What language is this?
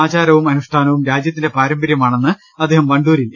Malayalam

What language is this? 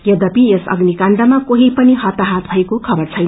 Nepali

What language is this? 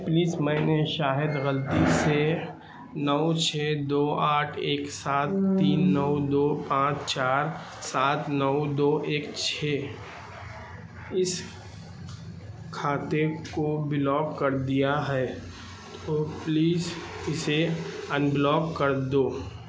Urdu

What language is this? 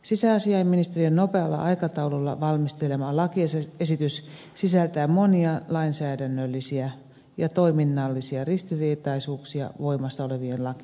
Finnish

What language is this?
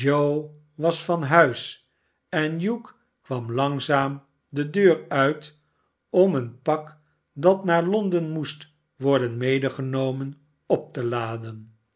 Dutch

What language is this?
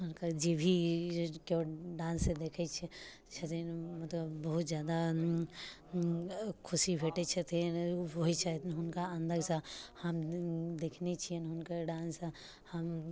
Maithili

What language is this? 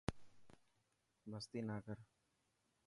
Dhatki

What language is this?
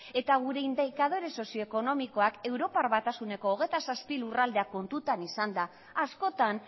Basque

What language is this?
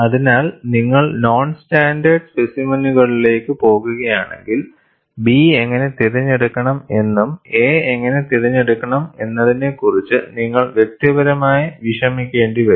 Malayalam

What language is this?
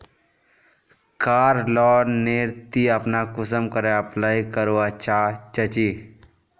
Magahi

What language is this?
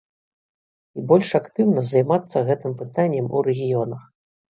Belarusian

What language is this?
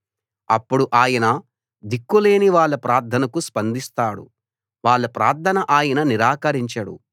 Telugu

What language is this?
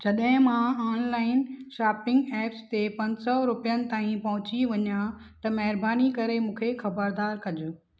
Sindhi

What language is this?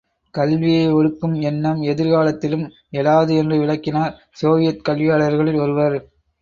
Tamil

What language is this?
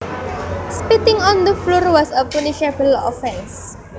Javanese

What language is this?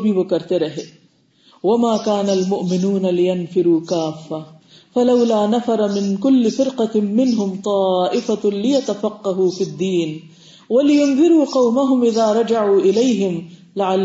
Urdu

